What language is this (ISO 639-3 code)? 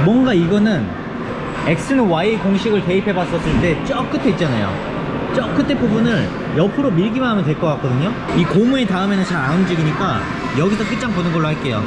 kor